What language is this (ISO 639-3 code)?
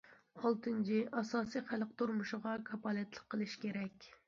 uig